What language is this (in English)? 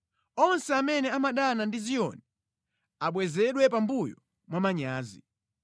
Nyanja